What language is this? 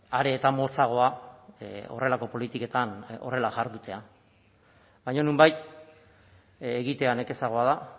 Basque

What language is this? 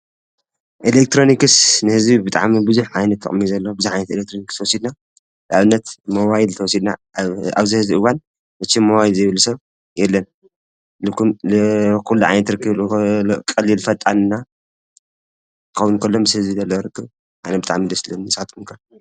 Tigrinya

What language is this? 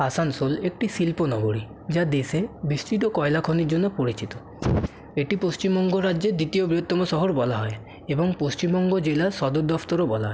Bangla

